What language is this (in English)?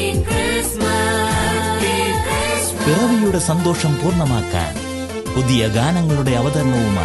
Turkish